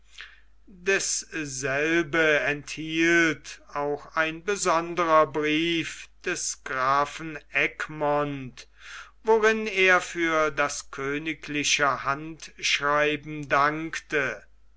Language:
German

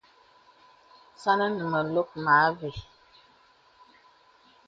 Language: Bebele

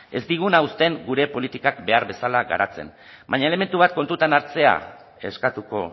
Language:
Basque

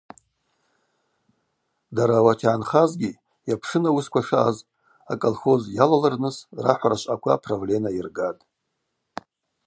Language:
Abaza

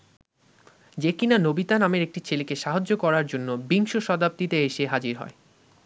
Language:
Bangla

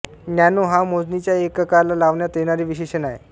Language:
Marathi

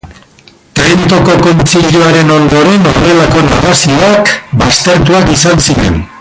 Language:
Basque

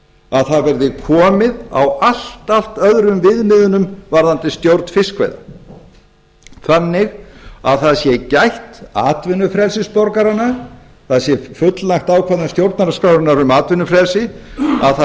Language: Icelandic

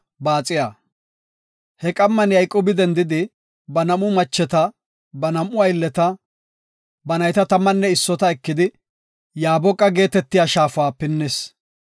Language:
Gofa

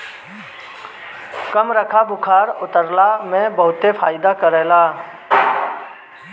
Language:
Bhojpuri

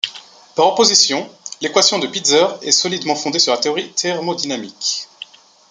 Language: French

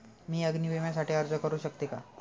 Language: Marathi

